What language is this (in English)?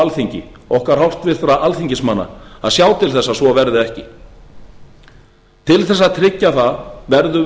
Icelandic